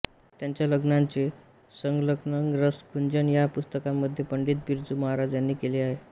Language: Marathi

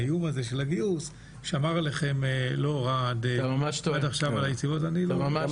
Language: Hebrew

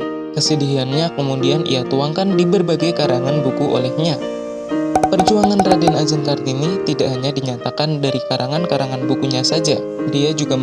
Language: Indonesian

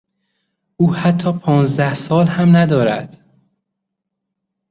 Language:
Persian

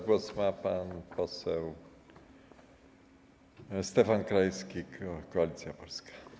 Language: Polish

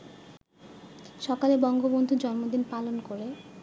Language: Bangla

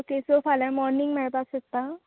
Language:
Konkani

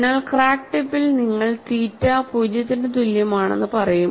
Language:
Malayalam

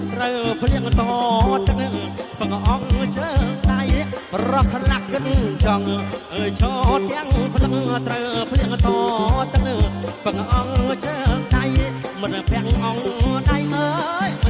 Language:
Thai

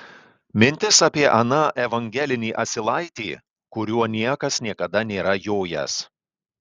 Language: Lithuanian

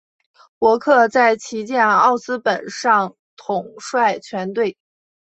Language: Chinese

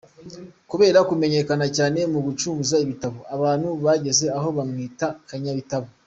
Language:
Kinyarwanda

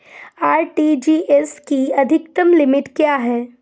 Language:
Hindi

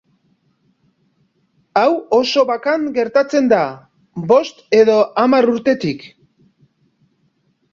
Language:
Basque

